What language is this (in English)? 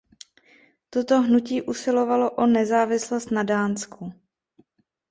Czech